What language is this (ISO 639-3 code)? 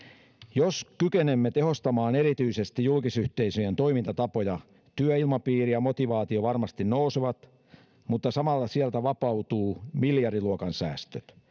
fin